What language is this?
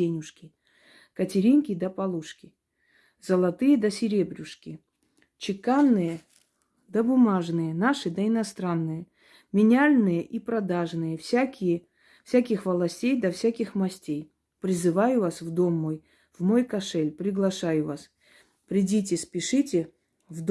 Russian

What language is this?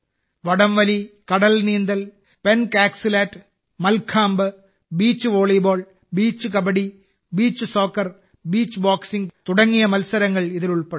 Malayalam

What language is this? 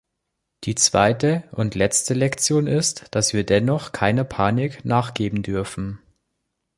German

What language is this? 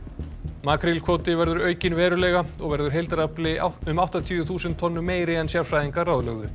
Icelandic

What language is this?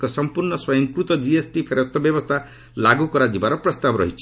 Odia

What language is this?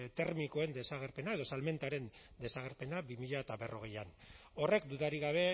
Basque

